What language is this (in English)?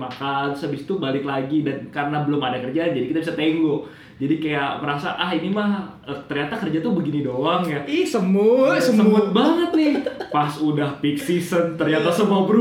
Indonesian